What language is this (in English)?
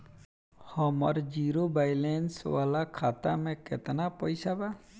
Bhojpuri